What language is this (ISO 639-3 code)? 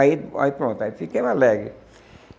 por